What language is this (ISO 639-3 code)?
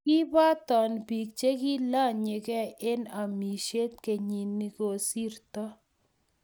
kln